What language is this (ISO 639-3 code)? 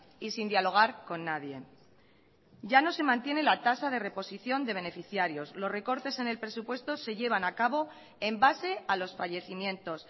spa